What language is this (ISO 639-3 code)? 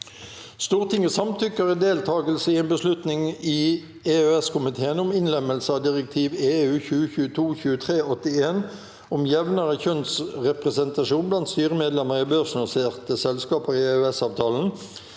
nor